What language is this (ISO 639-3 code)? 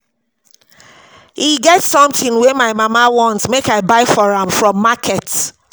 pcm